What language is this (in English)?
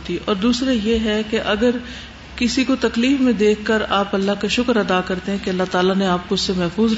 Urdu